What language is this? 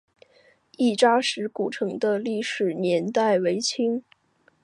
Chinese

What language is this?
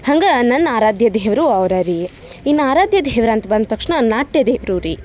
Kannada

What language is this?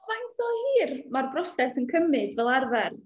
Welsh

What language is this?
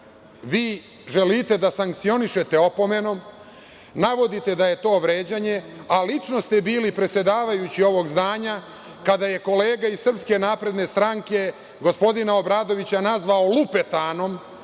Serbian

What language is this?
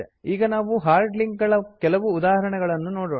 Kannada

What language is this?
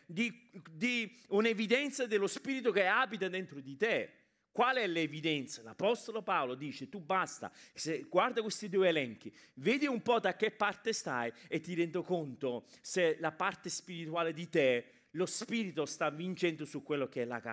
Italian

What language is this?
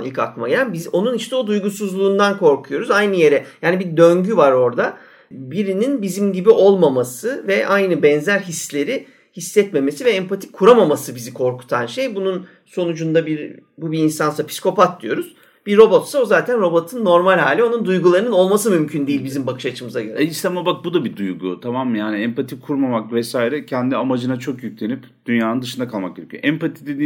Turkish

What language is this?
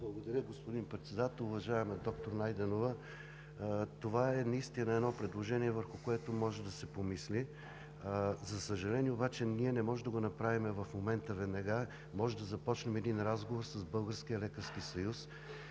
Bulgarian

